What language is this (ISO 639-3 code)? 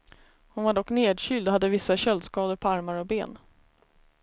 swe